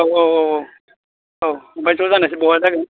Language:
Bodo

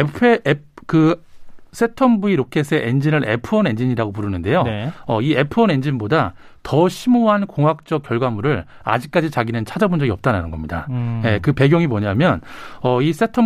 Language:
Korean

